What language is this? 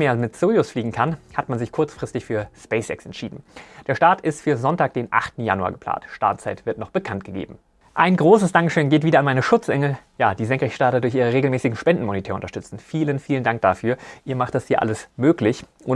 German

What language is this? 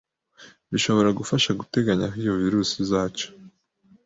Kinyarwanda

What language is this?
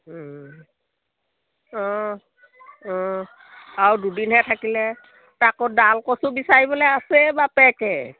Assamese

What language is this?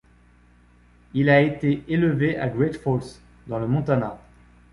French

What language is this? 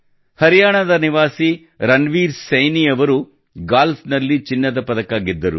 Kannada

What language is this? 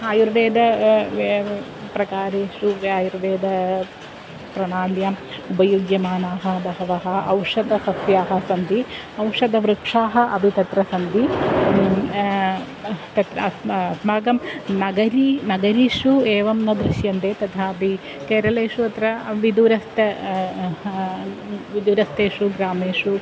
Sanskrit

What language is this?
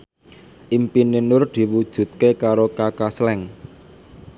Javanese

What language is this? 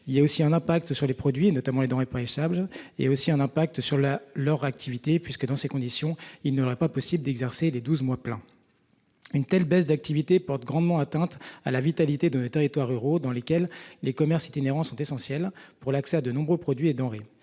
French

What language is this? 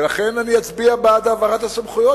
Hebrew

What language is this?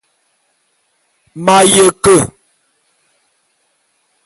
Bulu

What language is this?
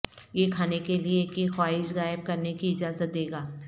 Urdu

